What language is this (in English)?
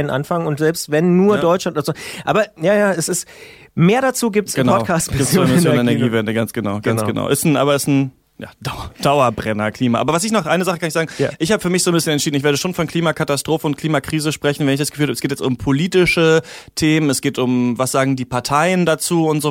German